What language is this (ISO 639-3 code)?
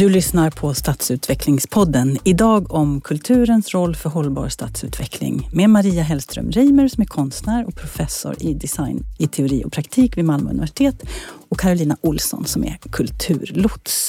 swe